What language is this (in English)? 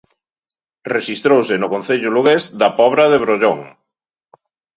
Galician